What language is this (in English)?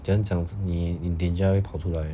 English